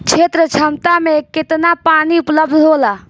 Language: Bhojpuri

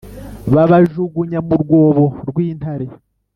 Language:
Kinyarwanda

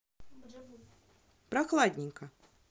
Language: Russian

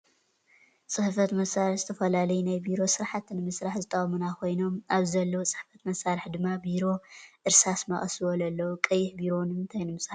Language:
Tigrinya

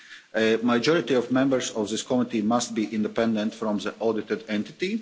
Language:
English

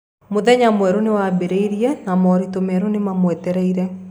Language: Kikuyu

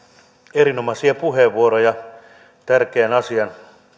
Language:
Finnish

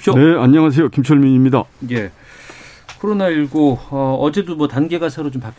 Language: Korean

